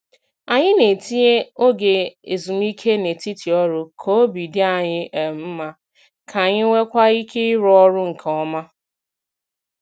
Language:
Igbo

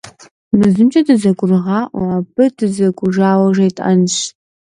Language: Kabardian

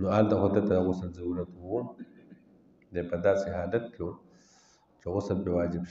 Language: Arabic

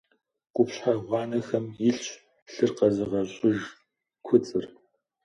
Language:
Kabardian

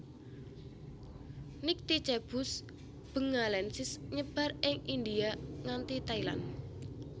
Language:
Javanese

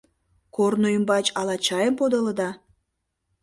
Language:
Mari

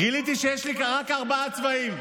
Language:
Hebrew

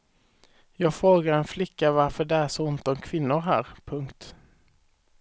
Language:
Swedish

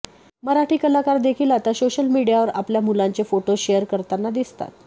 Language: Marathi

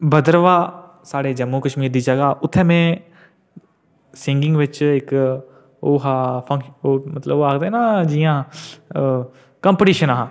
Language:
Dogri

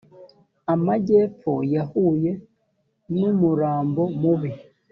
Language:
Kinyarwanda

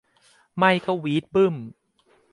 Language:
Thai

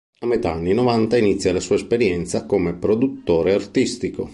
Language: Italian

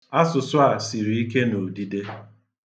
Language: Igbo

